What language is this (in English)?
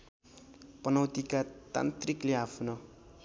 Nepali